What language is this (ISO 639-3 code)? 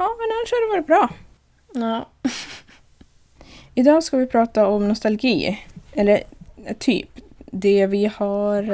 swe